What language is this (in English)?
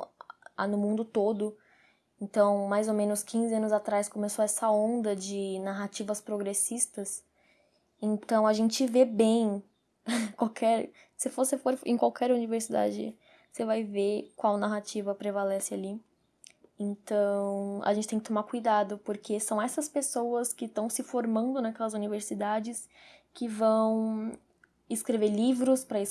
Portuguese